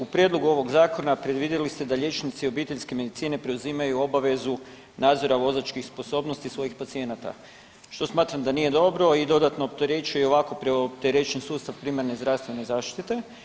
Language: Croatian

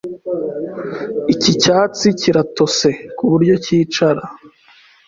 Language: Kinyarwanda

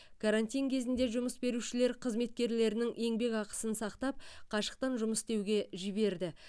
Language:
Kazakh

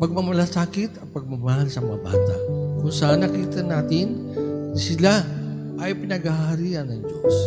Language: Filipino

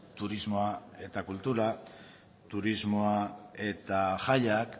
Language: Basque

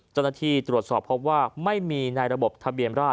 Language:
Thai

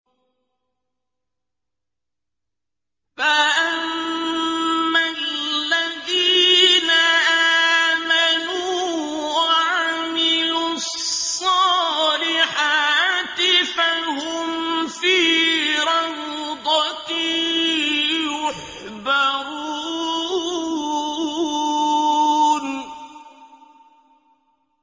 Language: Arabic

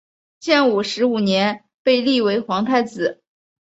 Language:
Chinese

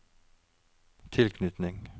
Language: Norwegian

